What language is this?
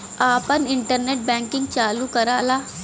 Bhojpuri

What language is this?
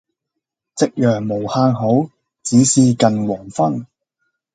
Cantonese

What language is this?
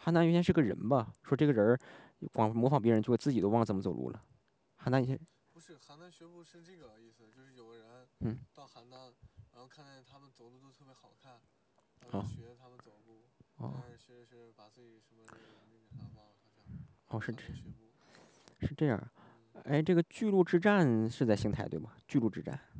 Chinese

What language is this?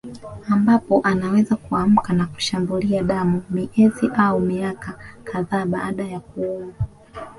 Swahili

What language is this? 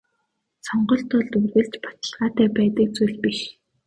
Mongolian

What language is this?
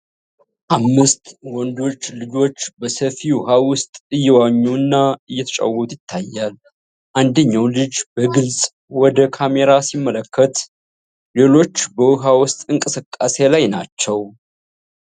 Amharic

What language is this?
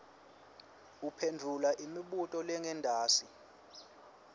Swati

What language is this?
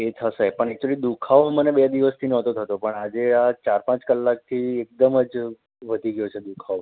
Gujarati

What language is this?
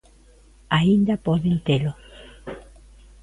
Galician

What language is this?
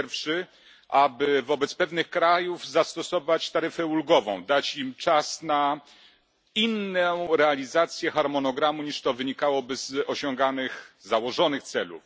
Polish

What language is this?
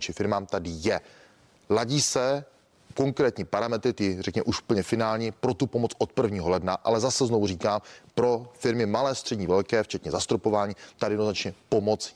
Czech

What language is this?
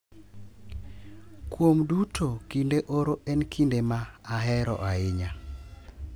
Luo (Kenya and Tanzania)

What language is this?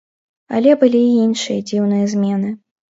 Belarusian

